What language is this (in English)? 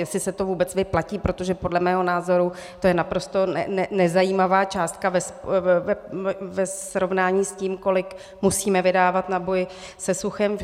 Czech